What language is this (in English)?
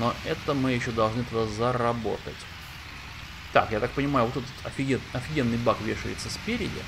Russian